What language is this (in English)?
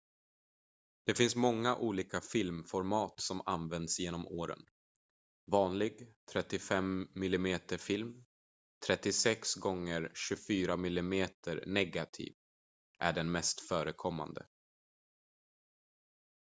Swedish